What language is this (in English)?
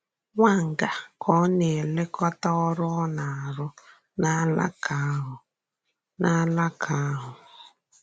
Igbo